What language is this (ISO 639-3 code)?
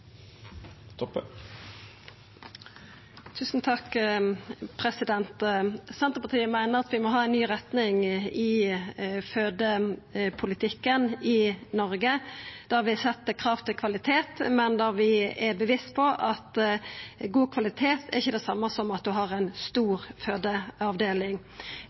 nor